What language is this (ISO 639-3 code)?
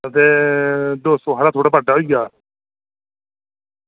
doi